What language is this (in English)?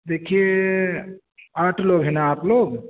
Urdu